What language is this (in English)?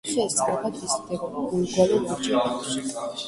Georgian